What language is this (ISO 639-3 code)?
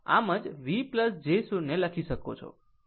guj